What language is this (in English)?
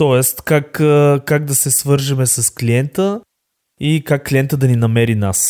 Bulgarian